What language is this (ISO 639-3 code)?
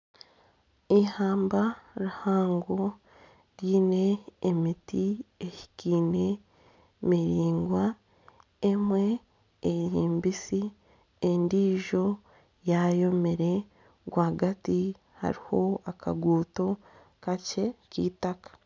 nyn